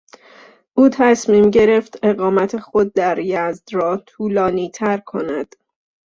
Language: Persian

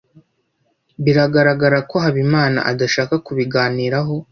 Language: Kinyarwanda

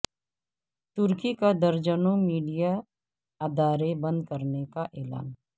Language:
Urdu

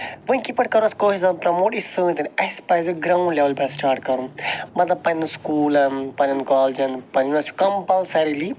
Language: Kashmiri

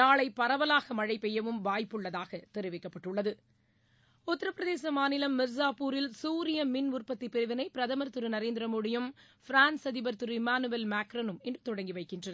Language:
Tamil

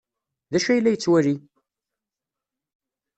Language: Kabyle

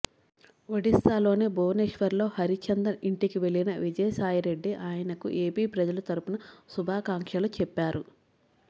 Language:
Telugu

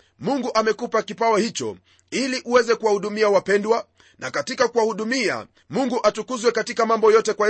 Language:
Swahili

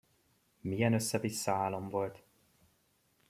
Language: Hungarian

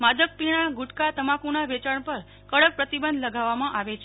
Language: Gujarati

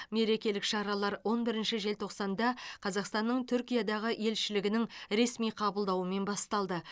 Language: Kazakh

